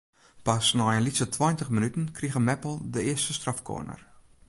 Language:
Western Frisian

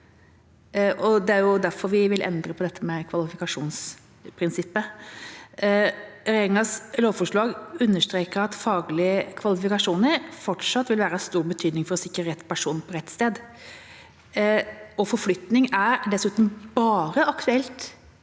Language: Norwegian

